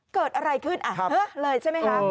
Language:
Thai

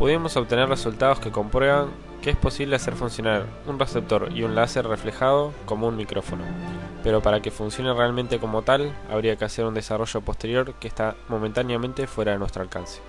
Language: Spanish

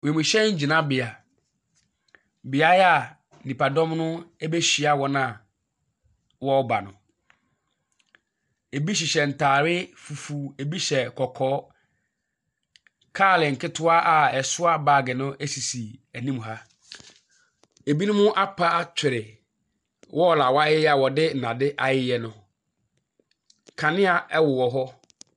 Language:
Akan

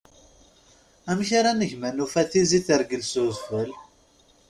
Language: Kabyle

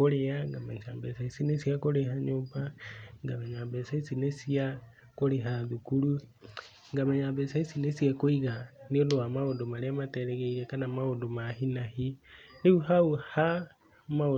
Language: Kikuyu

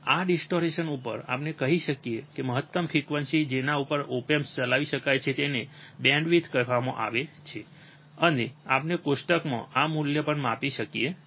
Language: Gujarati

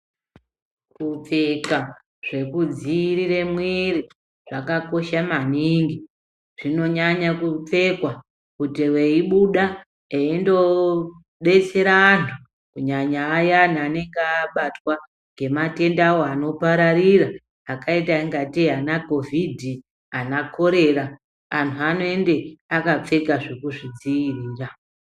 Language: Ndau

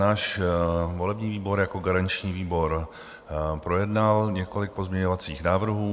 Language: Czech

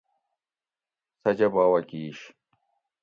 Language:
Gawri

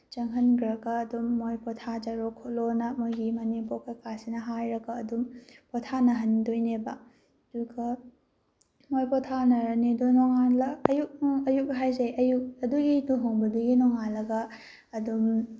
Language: Manipuri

